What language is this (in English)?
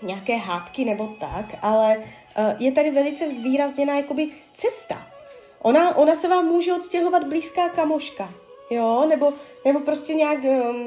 Czech